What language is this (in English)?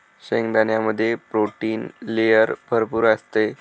Marathi